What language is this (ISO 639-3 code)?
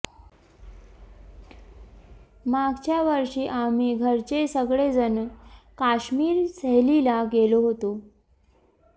mar